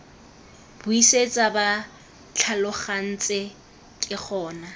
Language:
Tswana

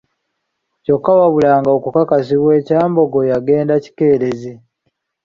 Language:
Ganda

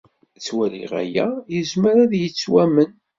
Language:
Kabyle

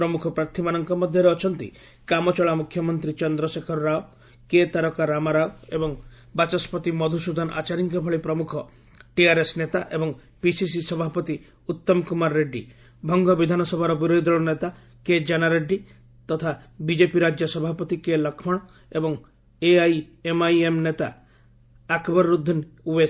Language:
Odia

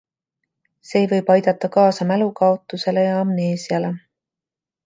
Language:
Estonian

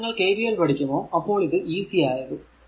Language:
Malayalam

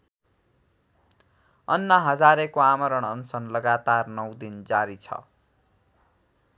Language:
Nepali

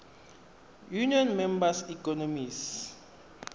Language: Tswana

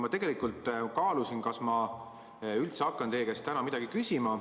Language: Estonian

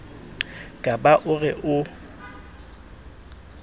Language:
Southern Sotho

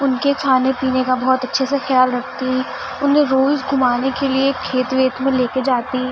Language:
Urdu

